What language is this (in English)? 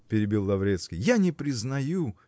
Russian